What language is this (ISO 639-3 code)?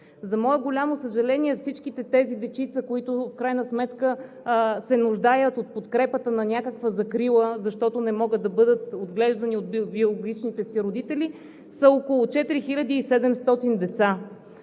bul